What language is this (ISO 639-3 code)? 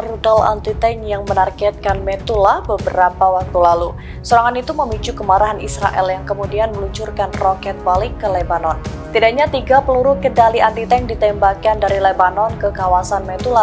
ind